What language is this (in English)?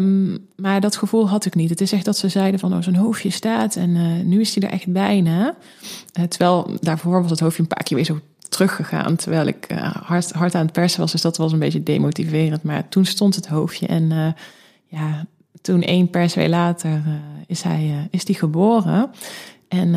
Dutch